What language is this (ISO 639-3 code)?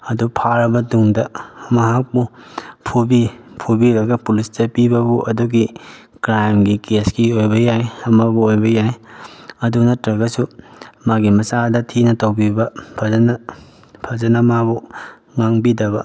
mni